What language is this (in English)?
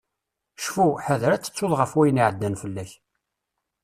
Kabyle